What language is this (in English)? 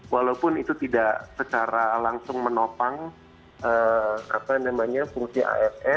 Indonesian